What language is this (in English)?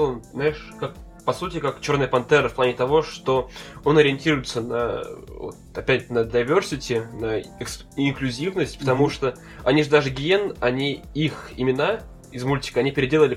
Russian